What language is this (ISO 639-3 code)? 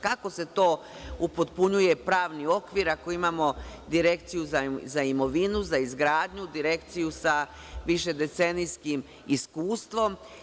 srp